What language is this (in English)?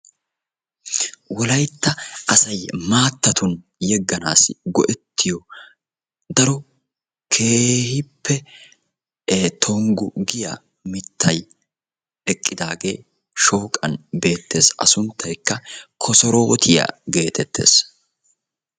Wolaytta